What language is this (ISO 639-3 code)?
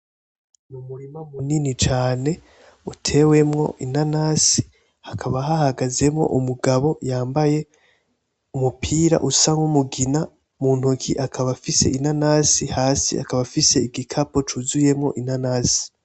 run